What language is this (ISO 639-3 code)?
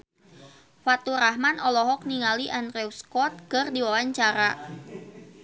sun